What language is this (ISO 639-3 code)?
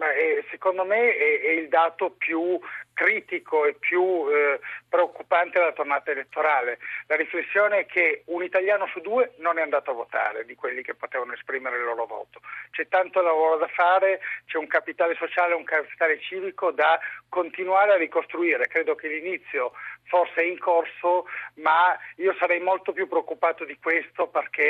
ita